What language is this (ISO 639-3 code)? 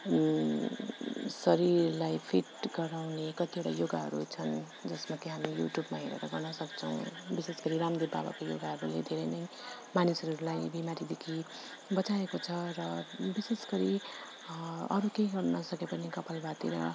nep